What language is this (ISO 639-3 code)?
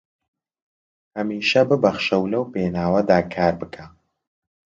ckb